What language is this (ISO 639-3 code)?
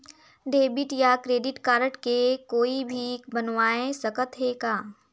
hne